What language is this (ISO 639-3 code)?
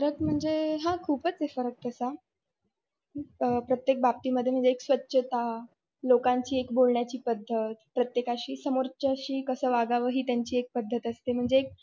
mar